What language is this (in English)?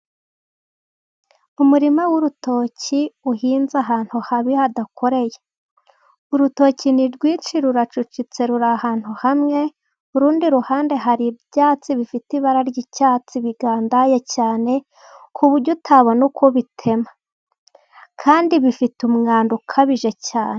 Kinyarwanda